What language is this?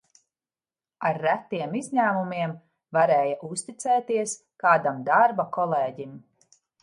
Latvian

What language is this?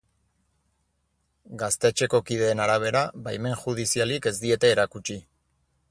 Basque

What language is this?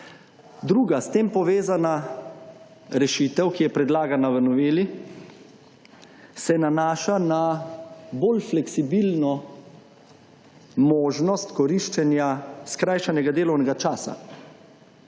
Slovenian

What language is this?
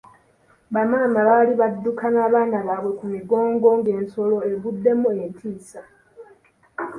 Ganda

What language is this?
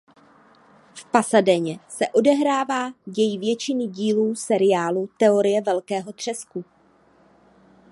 Czech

